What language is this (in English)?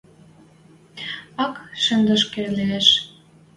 Western Mari